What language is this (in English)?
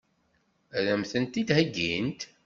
Kabyle